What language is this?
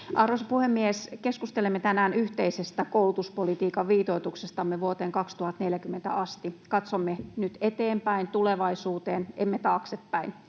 Finnish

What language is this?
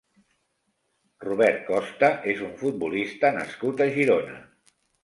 Catalan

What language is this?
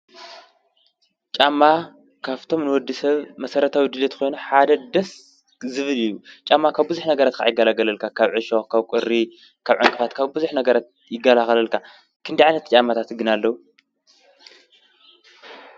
Tigrinya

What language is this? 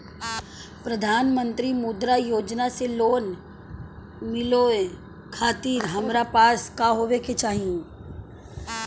Bhojpuri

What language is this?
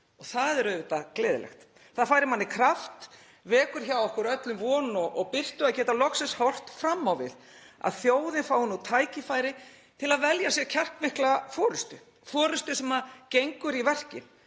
Icelandic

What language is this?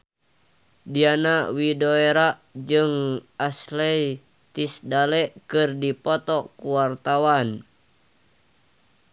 Sundanese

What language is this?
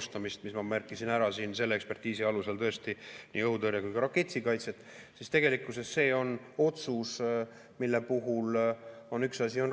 Estonian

